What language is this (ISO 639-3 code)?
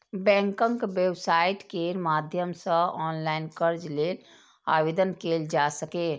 mai